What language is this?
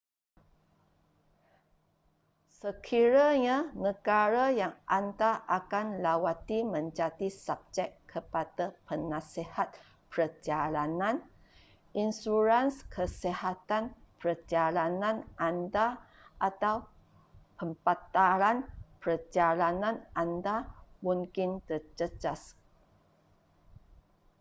Malay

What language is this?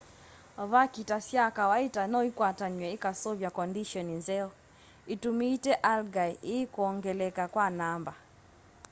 Kamba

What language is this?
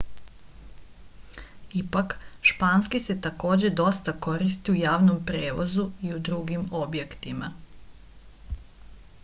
Serbian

